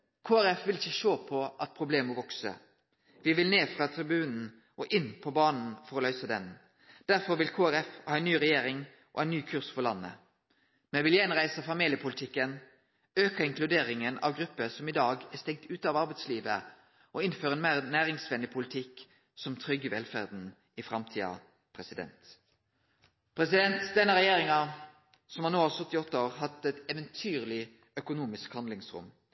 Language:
Norwegian Nynorsk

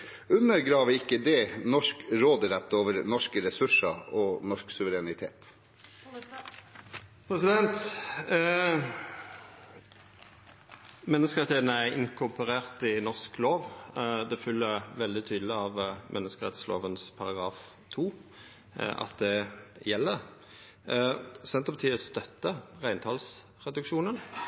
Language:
Norwegian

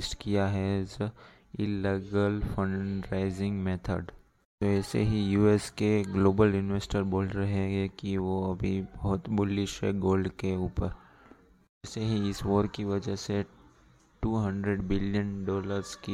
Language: Hindi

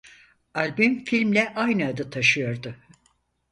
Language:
Turkish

